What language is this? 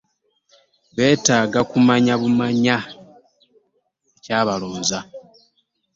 Ganda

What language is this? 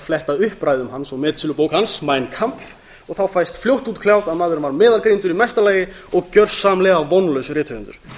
Icelandic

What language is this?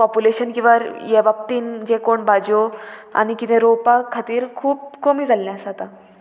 Konkani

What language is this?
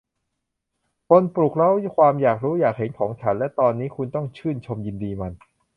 Thai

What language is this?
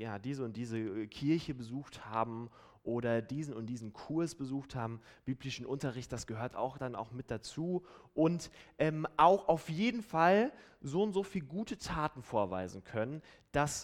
German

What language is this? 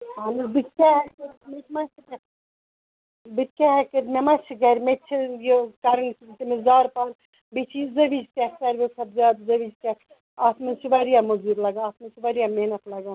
Kashmiri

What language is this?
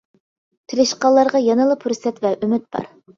Uyghur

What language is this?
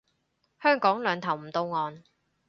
Cantonese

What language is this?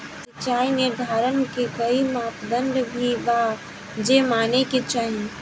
Bhojpuri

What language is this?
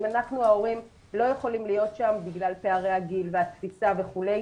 Hebrew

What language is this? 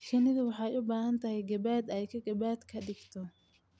Somali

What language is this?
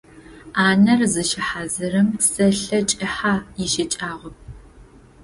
Adyghe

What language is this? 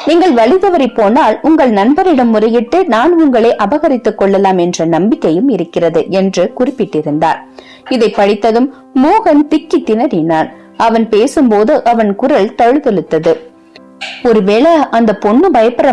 Tamil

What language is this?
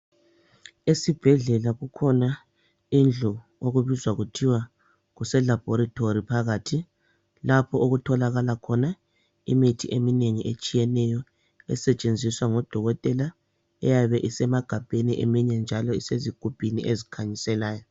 North Ndebele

